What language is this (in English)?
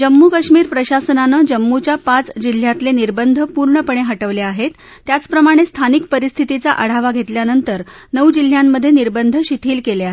Marathi